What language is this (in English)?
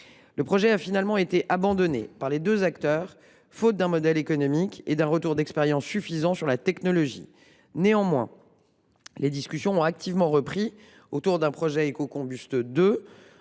French